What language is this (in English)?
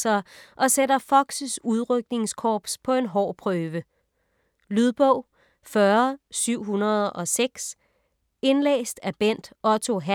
Danish